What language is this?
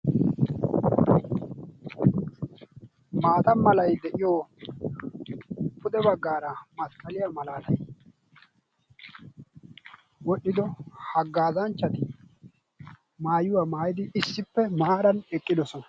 Wolaytta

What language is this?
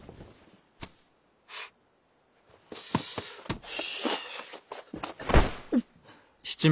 Japanese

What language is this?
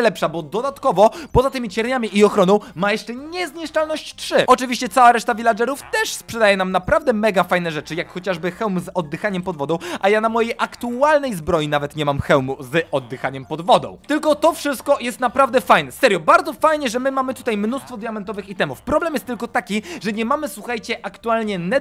Polish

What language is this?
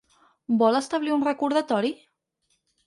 Catalan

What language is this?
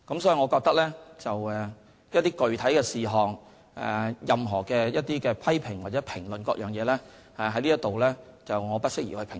Cantonese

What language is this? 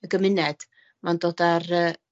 Welsh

